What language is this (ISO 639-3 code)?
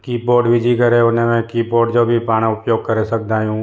snd